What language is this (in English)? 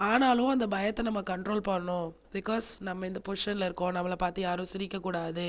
Tamil